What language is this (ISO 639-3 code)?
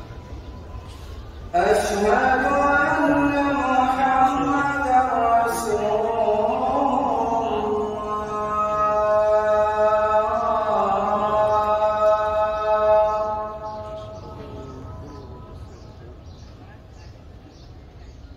ara